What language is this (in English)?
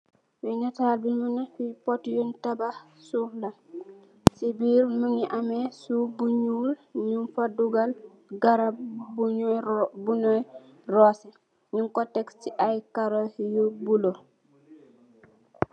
Wolof